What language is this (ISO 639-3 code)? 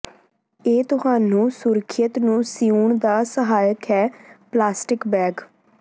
pan